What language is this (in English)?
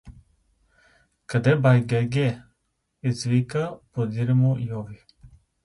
Bulgarian